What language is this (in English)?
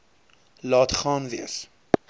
Afrikaans